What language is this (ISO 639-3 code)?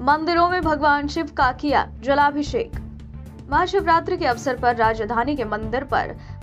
hin